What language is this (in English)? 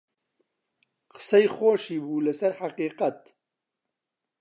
Central Kurdish